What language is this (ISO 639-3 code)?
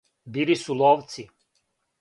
srp